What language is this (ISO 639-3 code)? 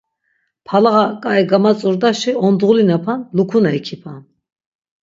lzz